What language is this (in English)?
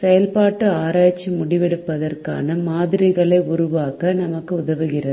Tamil